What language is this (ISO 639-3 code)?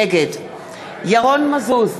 heb